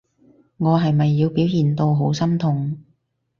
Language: Cantonese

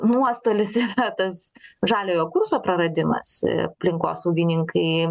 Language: Lithuanian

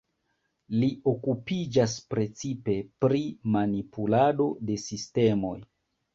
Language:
Esperanto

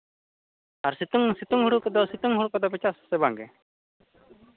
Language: Santali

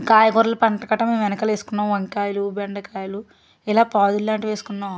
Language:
Telugu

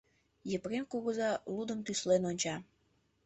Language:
Mari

